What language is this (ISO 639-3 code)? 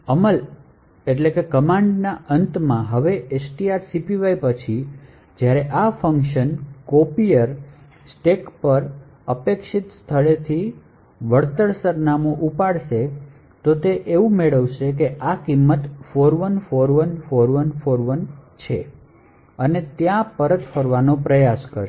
guj